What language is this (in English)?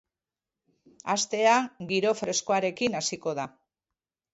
Basque